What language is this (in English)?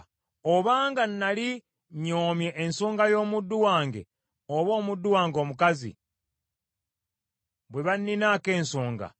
Ganda